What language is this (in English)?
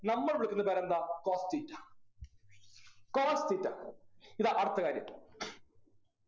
Malayalam